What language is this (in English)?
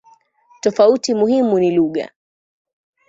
Swahili